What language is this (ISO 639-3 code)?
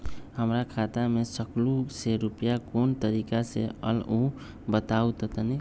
mag